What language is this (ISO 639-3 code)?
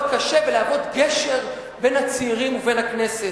heb